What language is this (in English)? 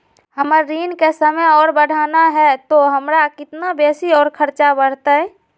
Magahi